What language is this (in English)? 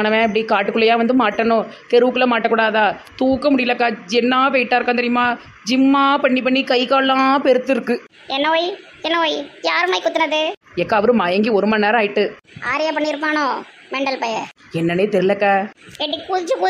Tamil